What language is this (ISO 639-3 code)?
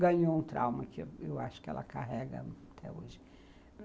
por